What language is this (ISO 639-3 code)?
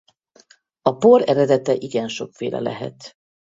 hun